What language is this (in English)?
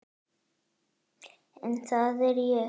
Icelandic